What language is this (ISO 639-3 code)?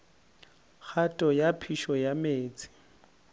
nso